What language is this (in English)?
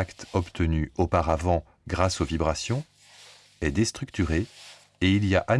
French